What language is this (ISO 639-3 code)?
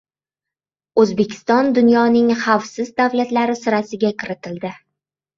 uzb